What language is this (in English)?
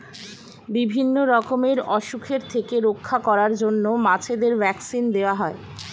Bangla